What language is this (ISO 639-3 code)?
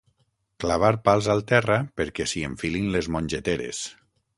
cat